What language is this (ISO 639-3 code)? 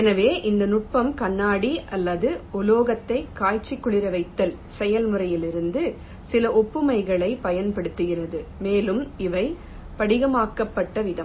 tam